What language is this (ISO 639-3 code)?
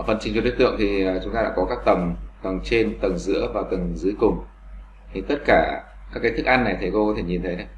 vie